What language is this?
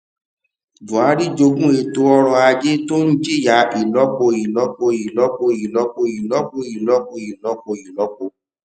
Yoruba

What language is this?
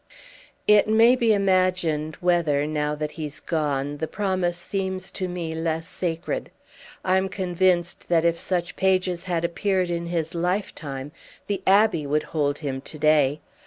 English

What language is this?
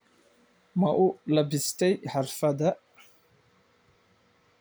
Somali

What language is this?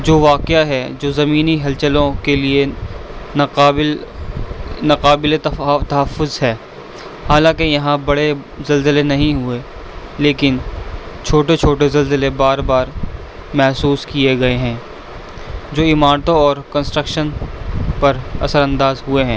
Urdu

